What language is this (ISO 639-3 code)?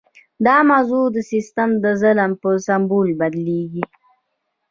pus